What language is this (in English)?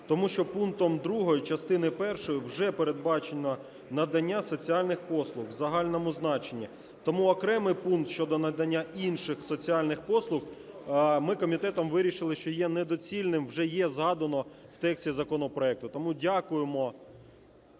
Ukrainian